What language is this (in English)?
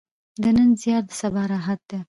Pashto